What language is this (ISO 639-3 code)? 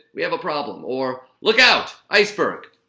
eng